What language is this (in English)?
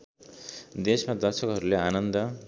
Nepali